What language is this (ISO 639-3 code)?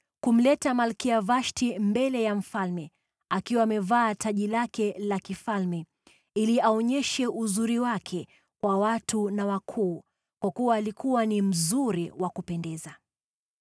swa